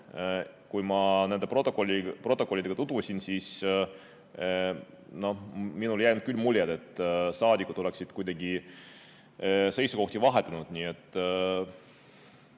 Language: Estonian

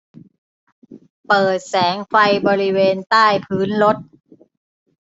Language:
Thai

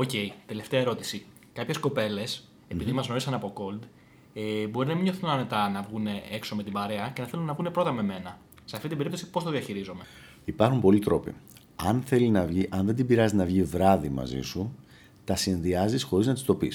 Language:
Greek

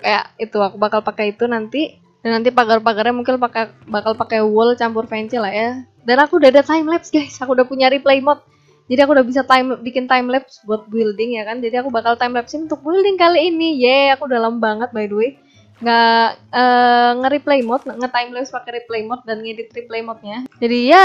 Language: Indonesian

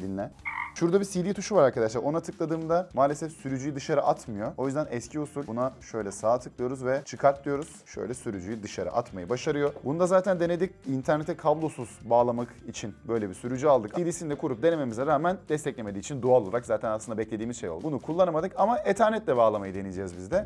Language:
Turkish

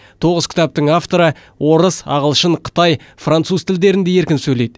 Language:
Kazakh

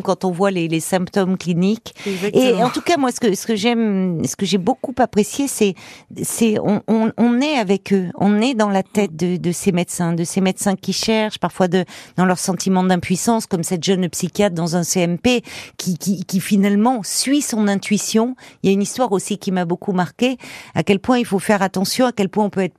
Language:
French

